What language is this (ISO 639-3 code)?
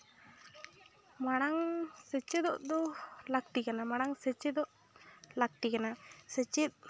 sat